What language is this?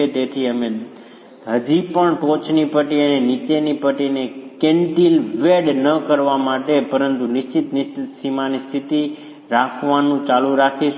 Gujarati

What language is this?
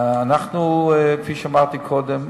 Hebrew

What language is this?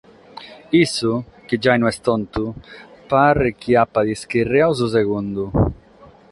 Sardinian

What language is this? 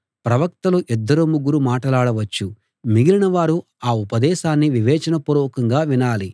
Telugu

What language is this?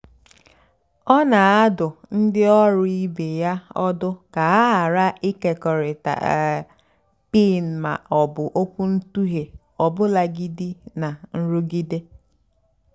Igbo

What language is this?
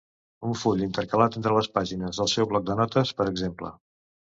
Catalan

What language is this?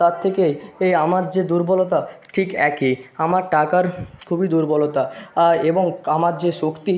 Bangla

